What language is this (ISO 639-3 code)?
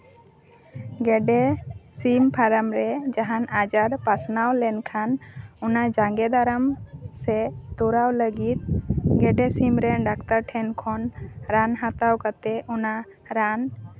sat